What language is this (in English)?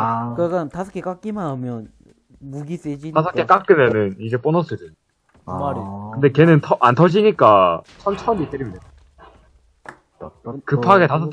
Korean